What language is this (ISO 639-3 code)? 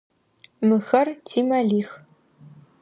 ady